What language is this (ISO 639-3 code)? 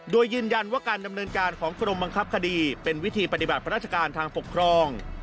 tha